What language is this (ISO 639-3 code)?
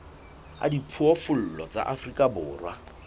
sot